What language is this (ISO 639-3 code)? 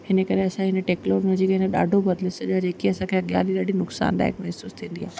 snd